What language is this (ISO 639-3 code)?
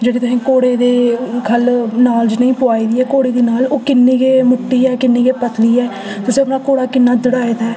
doi